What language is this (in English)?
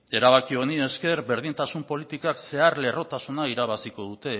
Basque